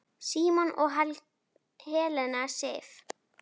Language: Icelandic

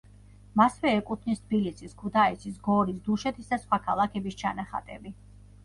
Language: Georgian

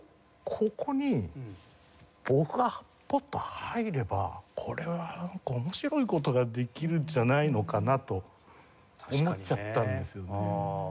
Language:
Japanese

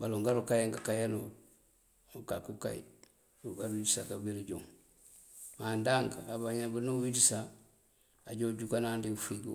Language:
Mandjak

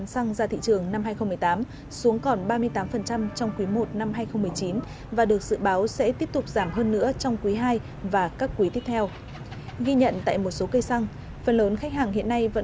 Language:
Vietnamese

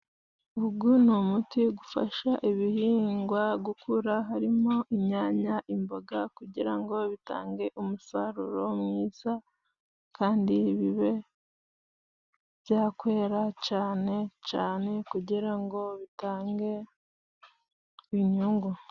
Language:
Kinyarwanda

